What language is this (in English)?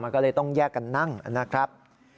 Thai